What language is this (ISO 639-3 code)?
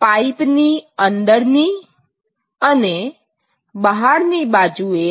guj